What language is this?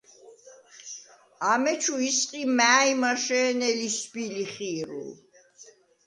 Svan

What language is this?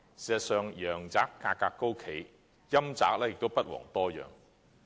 Cantonese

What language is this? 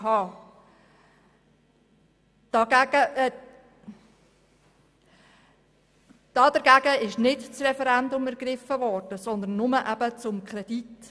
Swiss German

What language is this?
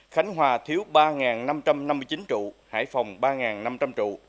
Vietnamese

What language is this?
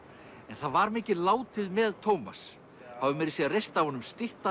Icelandic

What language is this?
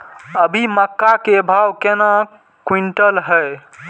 Maithili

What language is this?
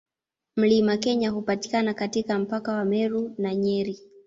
Swahili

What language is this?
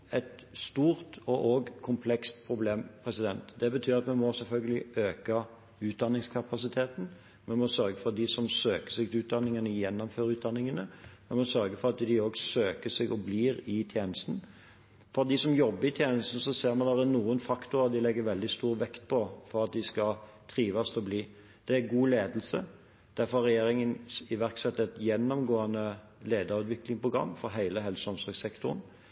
Norwegian Bokmål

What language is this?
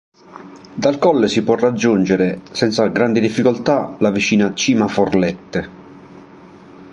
Italian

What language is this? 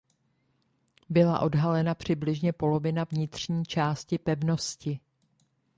Czech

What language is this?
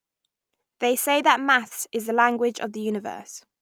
English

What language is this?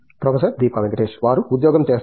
Telugu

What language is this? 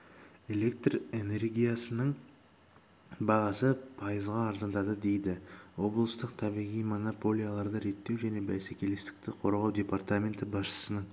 Kazakh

